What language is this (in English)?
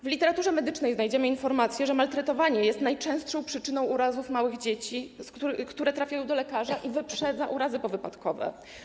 Polish